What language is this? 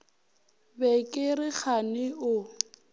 Northern Sotho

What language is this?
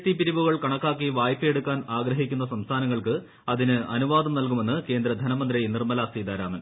Malayalam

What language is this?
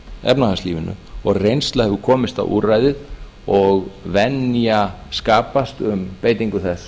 Icelandic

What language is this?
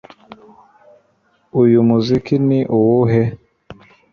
Kinyarwanda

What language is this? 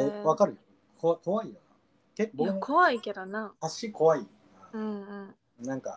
Japanese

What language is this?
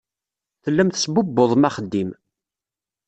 Kabyle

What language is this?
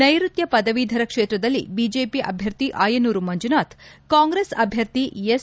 Kannada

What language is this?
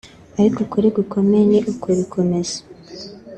Kinyarwanda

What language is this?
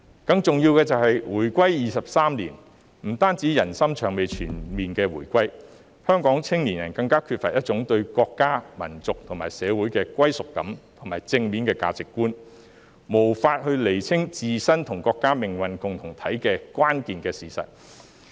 Cantonese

